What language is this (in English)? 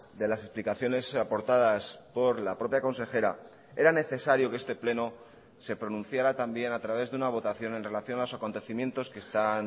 Spanish